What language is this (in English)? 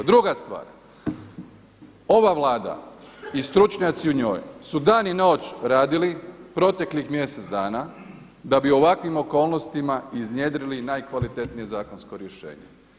Croatian